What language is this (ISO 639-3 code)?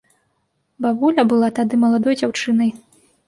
bel